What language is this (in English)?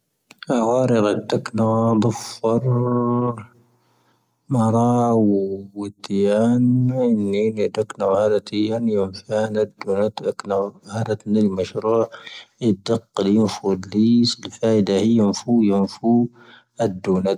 Tahaggart Tamahaq